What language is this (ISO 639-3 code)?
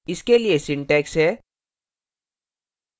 hin